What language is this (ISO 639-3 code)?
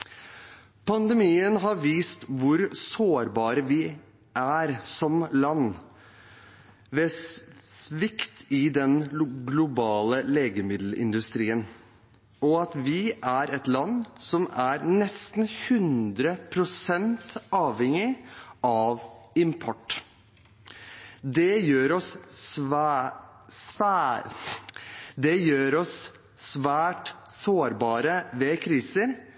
nob